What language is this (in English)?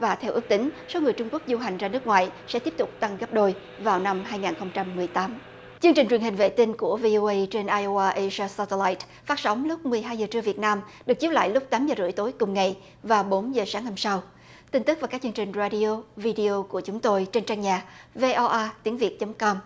Vietnamese